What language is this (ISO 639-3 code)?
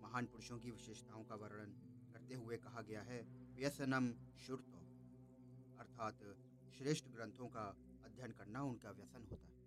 hin